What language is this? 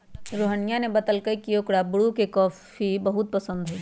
Magahi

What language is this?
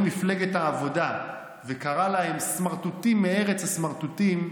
Hebrew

